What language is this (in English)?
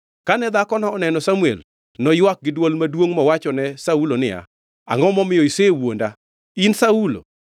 Luo (Kenya and Tanzania)